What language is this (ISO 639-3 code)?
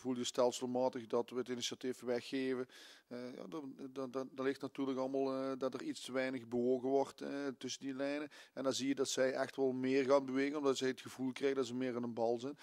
nld